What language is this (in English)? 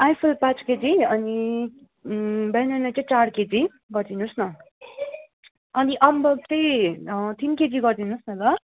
Nepali